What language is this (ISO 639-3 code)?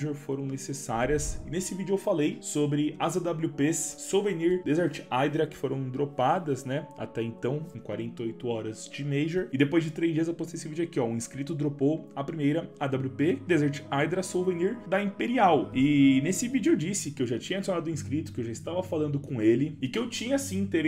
por